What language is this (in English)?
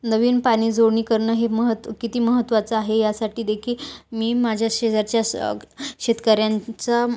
Marathi